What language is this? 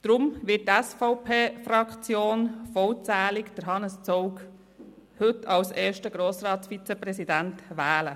Swiss German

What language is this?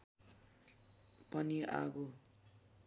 Nepali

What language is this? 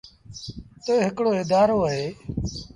Sindhi Bhil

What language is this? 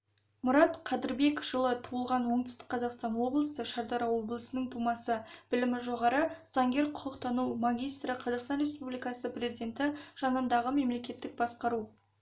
Kazakh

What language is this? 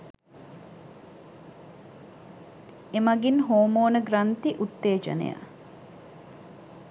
Sinhala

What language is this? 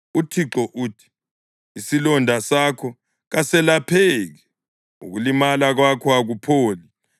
North Ndebele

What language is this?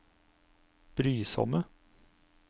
Norwegian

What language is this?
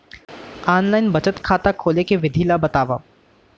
Chhattisgarhi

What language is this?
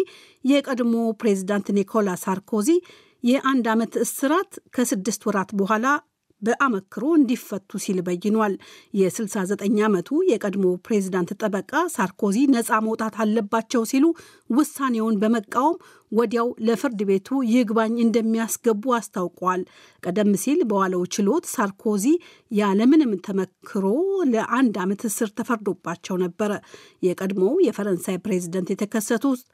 Amharic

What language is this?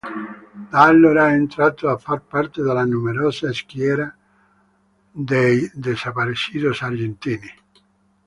Italian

